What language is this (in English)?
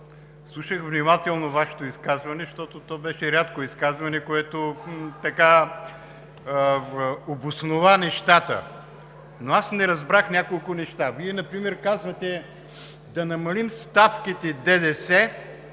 Bulgarian